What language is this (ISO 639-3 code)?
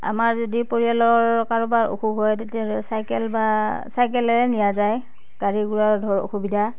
asm